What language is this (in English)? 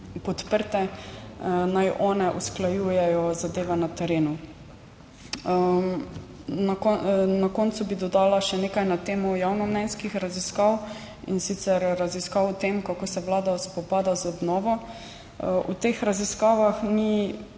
Slovenian